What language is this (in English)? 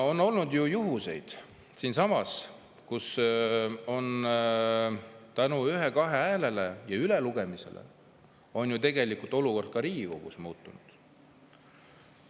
Estonian